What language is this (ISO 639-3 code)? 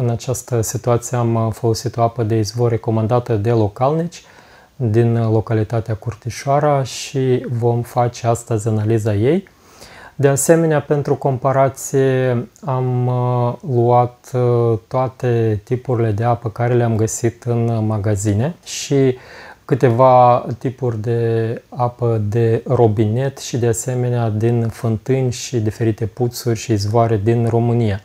ron